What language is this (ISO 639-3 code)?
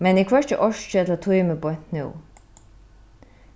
fao